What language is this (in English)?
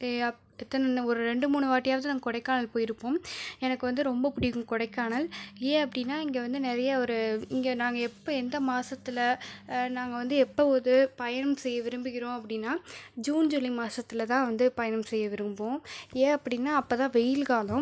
Tamil